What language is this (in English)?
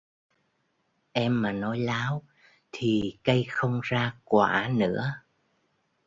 Vietnamese